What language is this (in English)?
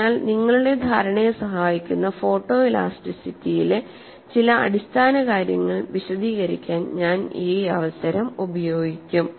Malayalam